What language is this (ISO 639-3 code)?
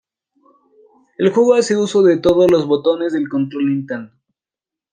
spa